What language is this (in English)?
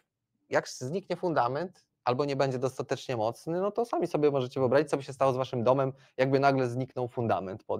Polish